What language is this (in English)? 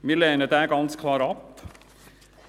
Swiss German